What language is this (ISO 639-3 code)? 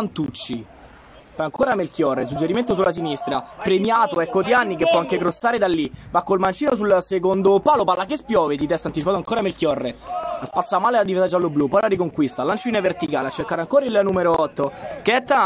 ita